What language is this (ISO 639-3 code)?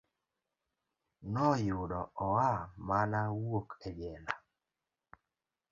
luo